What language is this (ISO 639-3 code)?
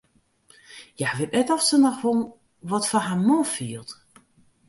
fry